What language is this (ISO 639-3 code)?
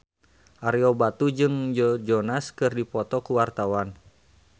sun